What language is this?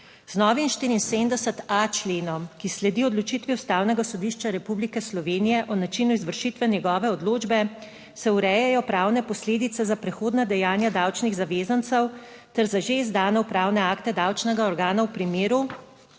Slovenian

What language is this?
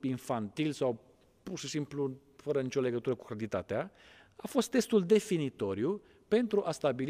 Romanian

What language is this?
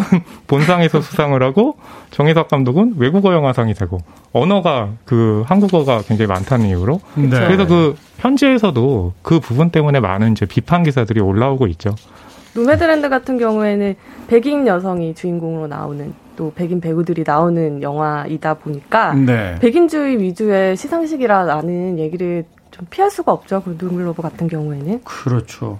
Korean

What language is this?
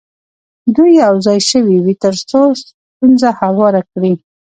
Pashto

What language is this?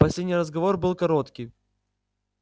Russian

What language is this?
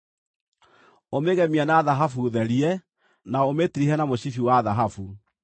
Kikuyu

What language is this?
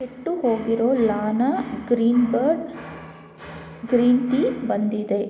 Kannada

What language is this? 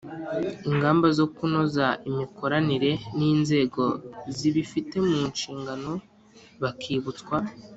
Kinyarwanda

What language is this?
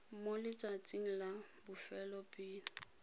Tswana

